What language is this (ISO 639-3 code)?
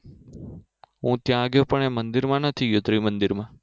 guj